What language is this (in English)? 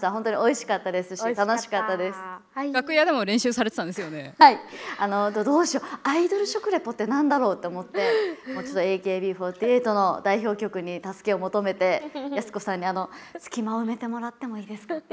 Japanese